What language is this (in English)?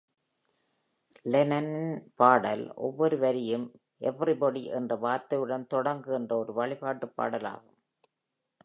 Tamil